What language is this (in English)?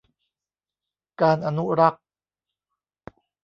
Thai